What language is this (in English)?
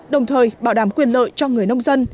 Vietnamese